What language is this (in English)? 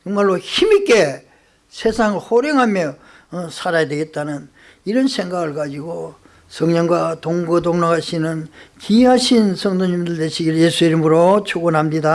Korean